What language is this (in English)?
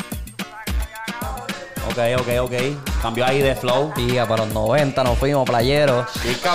Spanish